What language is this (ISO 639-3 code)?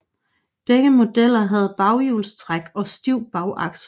dan